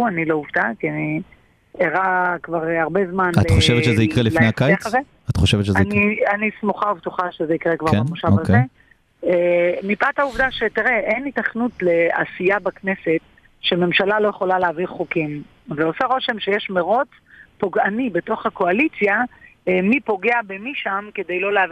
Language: Hebrew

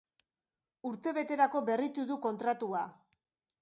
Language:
Basque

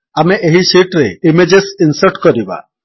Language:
Odia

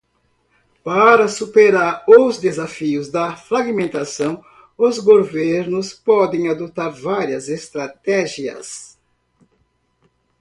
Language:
Portuguese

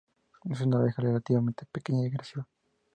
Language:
Spanish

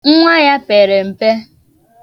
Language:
Igbo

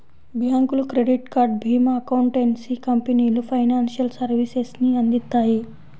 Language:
Telugu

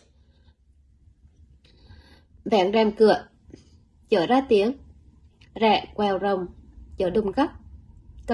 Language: Vietnamese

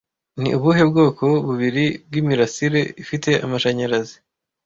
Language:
Kinyarwanda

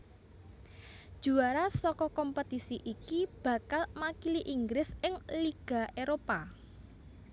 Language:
Javanese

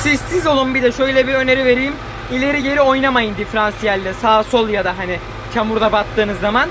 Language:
Turkish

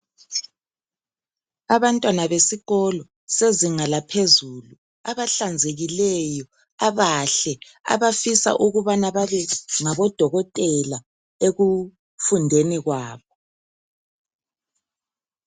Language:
North Ndebele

